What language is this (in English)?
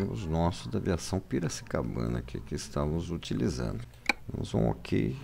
Portuguese